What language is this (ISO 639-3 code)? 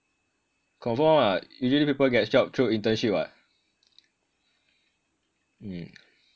eng